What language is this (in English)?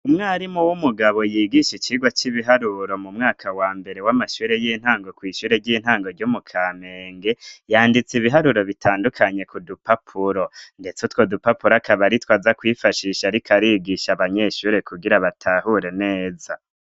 Rundi